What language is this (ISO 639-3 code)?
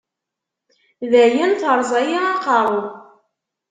kab